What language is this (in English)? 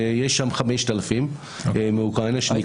Hebrew